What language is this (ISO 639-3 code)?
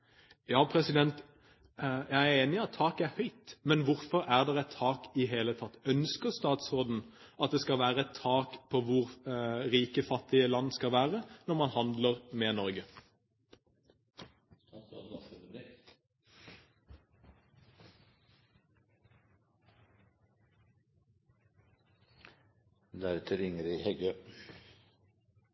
nob